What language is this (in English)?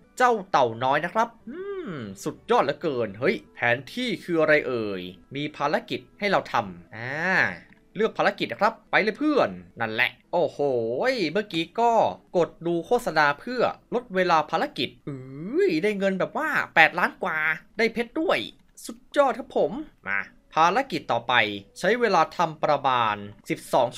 Thai